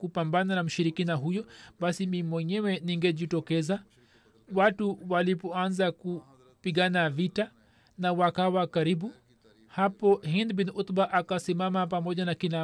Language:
Swahili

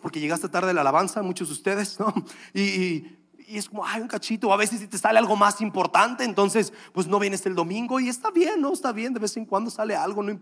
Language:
Spanish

